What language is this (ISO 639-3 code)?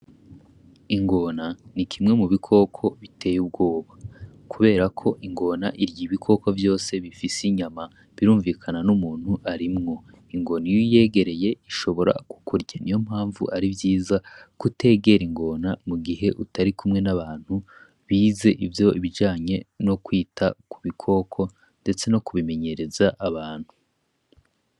run